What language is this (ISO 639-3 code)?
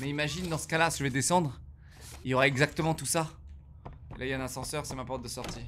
fra